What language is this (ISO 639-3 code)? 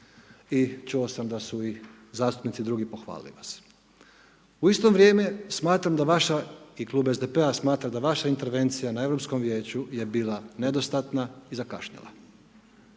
hrv